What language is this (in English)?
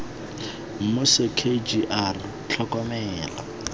Tswana